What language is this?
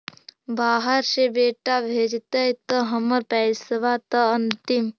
Magahi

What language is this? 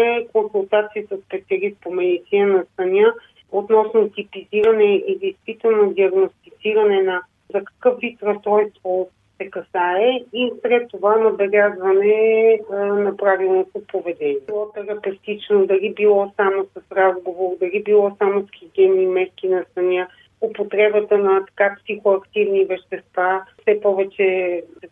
Bulgarian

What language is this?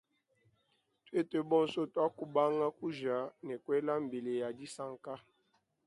Luba-Lulua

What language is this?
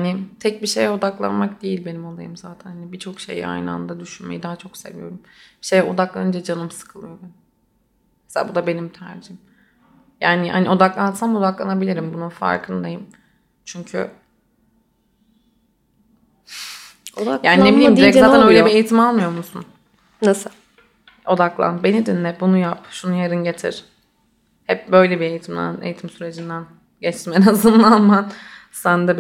Turkish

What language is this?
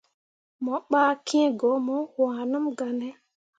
Mundang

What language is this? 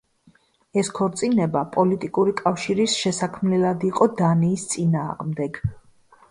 Georgian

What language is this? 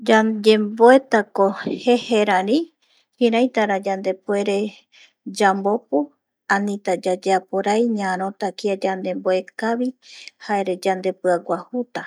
Eastern Bolivian Guaraní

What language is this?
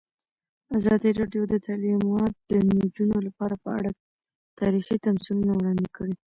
Pashto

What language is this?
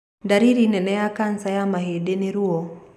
Kikuyu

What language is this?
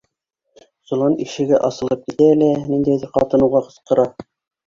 Bashkir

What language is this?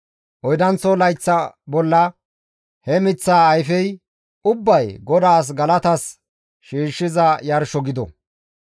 Gamo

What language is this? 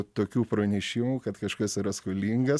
Lithuanian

